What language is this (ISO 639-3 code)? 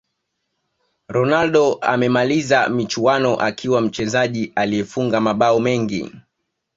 swa